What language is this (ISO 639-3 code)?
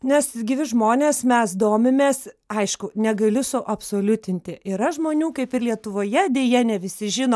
lit